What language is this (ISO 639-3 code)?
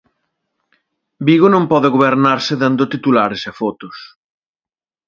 glg